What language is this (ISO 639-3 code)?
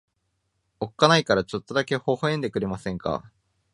jpn